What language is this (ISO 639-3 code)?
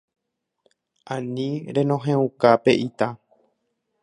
grn